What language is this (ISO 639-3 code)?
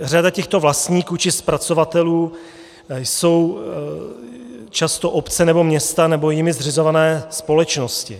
ces